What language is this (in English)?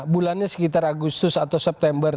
Indonesian